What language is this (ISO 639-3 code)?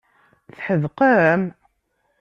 kab